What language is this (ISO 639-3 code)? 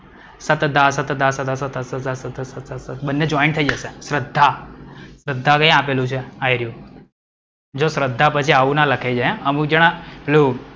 guj